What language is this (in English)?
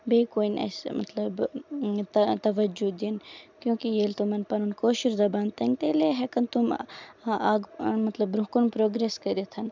Kashmiri